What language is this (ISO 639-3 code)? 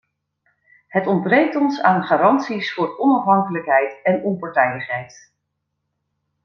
nld